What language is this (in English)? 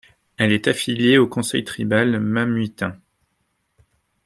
French